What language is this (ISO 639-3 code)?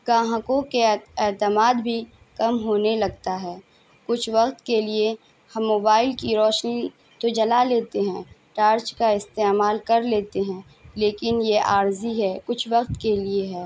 urd